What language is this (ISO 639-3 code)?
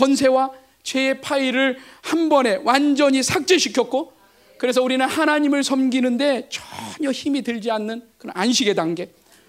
kor